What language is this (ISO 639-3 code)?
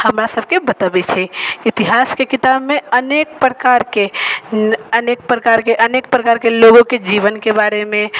mai